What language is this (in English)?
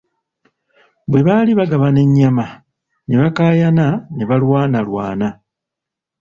Ganda